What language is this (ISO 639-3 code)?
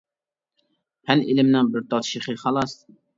uig